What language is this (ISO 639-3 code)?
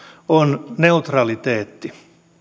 fin